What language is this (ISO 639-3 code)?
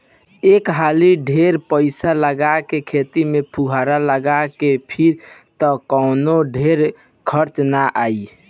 bho